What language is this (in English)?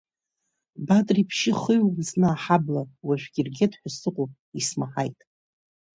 Abkhazian